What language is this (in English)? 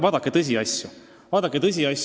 Estonian